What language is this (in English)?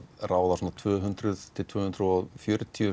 Icelandic